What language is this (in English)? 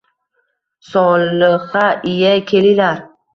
Uzbek